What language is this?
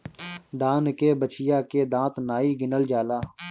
Bhojpuri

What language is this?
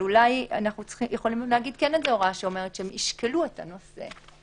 Hebrew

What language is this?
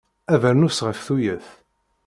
Kabyle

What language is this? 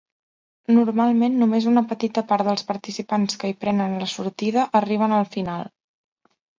Catalan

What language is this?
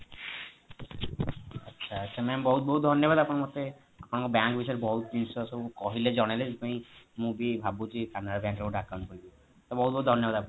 Odia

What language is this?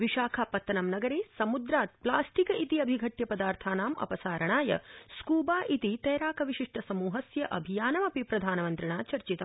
Sanskrit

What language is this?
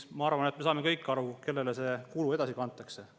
Estonian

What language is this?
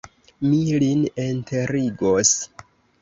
Esperanto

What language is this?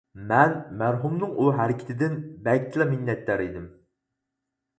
Uyghur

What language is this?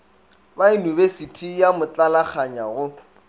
Northern Sotho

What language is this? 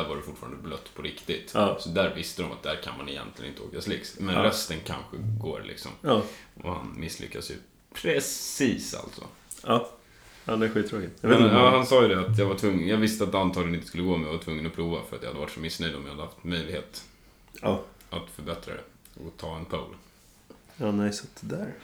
Swedish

